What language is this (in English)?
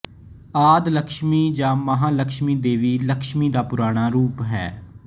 Punjabi